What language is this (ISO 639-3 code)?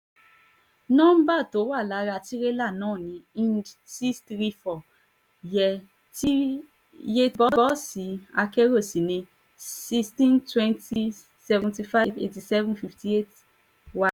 yor